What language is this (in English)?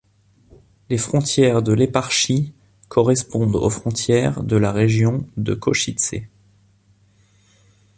French